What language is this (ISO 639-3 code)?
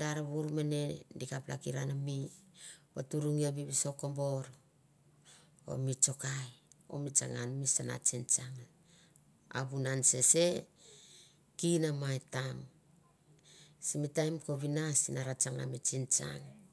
tbf